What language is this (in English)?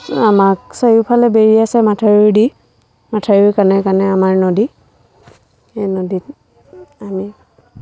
Assamese